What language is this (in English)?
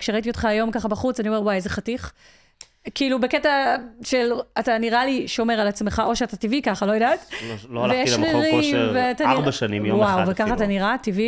Hebrew